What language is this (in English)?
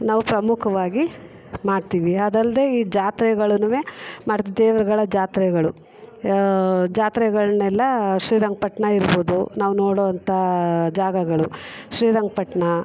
Kannada